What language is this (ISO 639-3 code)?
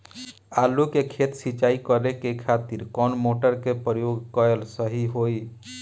bho